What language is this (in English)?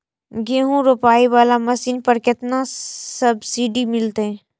Maithili